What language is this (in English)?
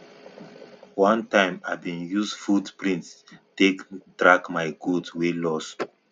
Nigerian Pidgin